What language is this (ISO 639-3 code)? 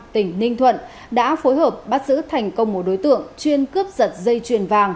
vie